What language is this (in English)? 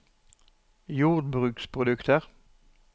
Norwegian